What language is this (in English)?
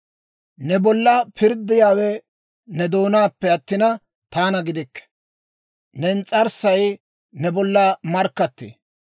Dawro